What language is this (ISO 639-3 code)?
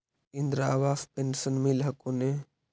mag